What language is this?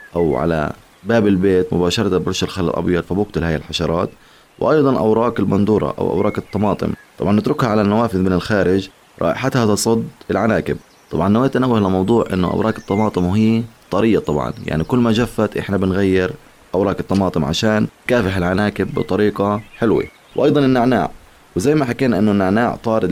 Arabic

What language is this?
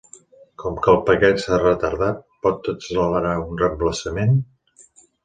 Catalan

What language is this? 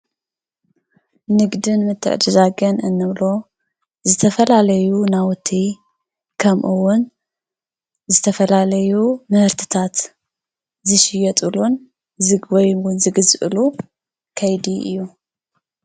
Tigrinya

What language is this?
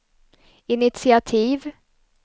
Swedish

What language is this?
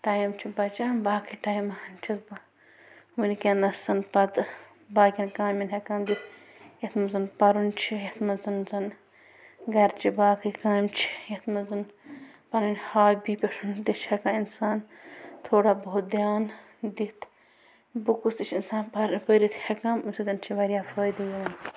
Kashmiri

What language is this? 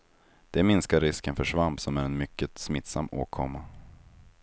Swedish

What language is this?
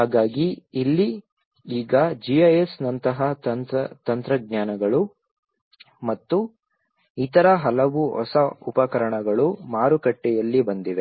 Kannada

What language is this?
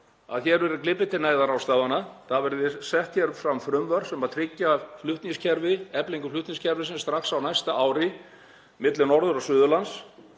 Icelandic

